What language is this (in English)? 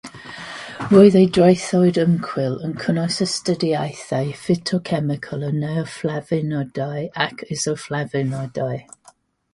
Welsh